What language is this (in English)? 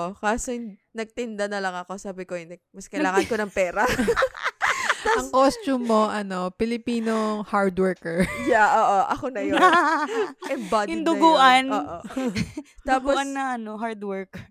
Filipino